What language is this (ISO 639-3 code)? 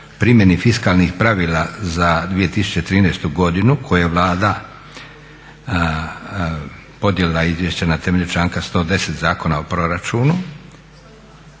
hrv